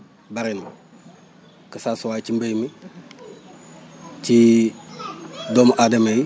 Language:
Wolof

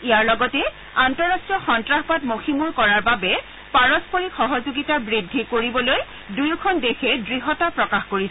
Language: Assamese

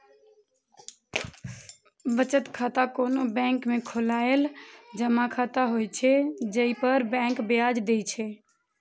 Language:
Maithili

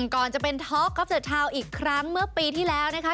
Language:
Thai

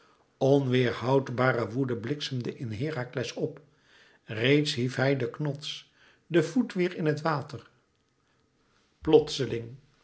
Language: Dutch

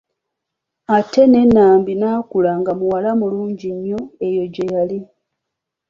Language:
Ganda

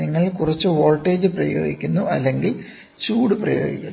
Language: Malayalam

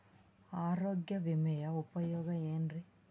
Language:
Kannada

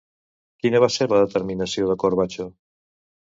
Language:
Catalan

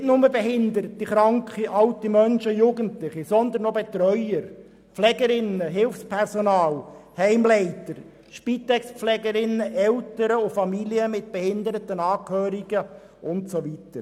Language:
Swiss German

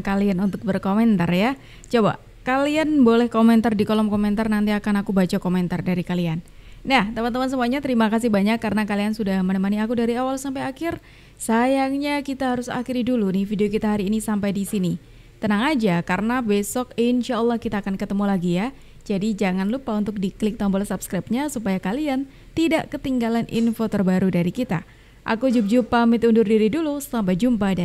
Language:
Indonesian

